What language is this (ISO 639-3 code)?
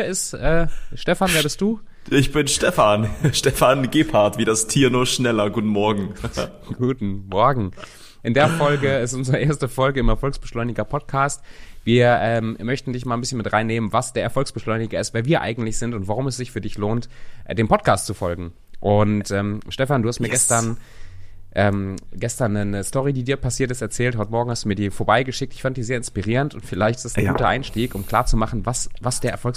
deu